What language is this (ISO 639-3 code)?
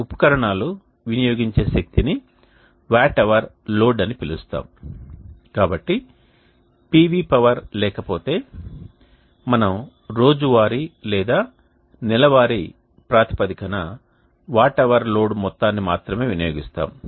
tel